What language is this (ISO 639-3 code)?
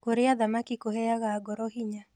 kik